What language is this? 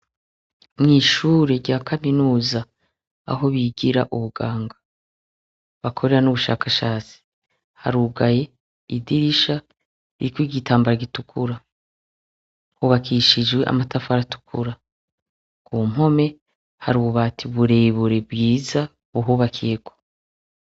Rundi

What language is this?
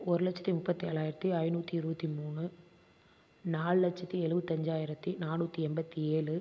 Tamil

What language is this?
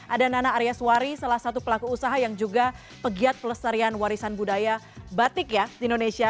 Indonesian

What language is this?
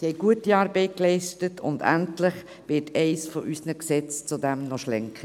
Swiss German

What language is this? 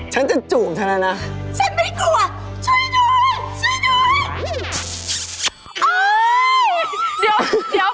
Thai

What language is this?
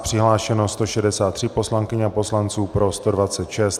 Czech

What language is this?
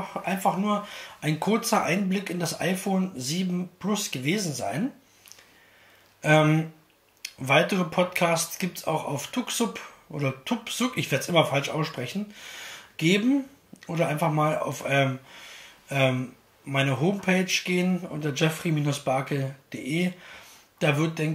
German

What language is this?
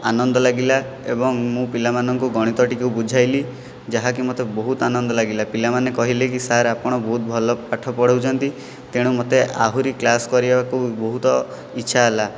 Odia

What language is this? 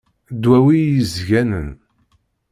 Kabyle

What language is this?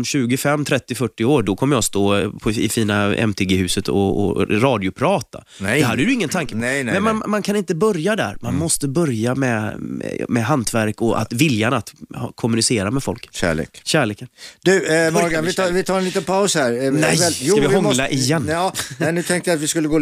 Swedish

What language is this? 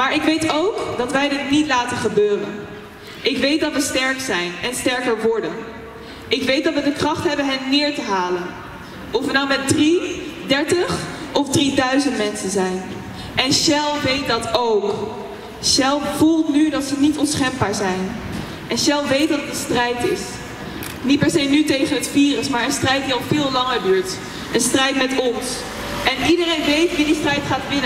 Dutch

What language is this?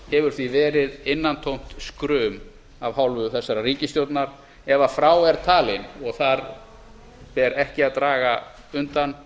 Icelandic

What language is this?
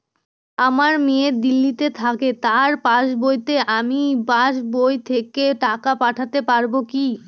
Bangla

